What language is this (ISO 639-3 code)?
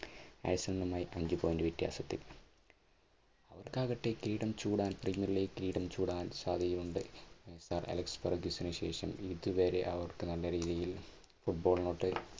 mal